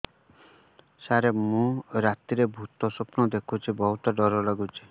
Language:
Odia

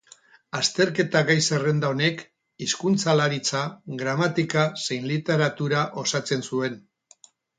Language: Basque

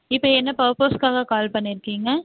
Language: Tamil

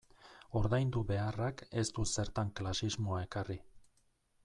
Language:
Basque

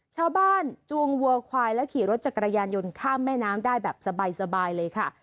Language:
Thai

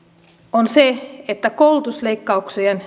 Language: Finnish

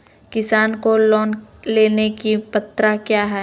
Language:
Magahi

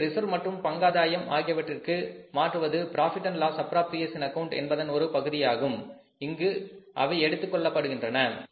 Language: Tamil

